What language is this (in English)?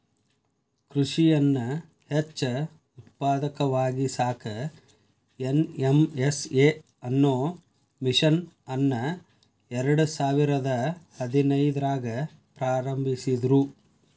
Kannada